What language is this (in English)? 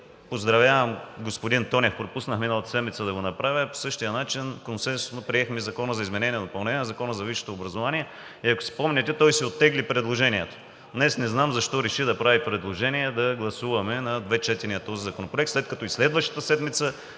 Bulgarian